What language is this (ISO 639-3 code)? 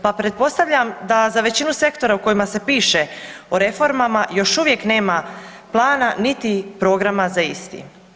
hrv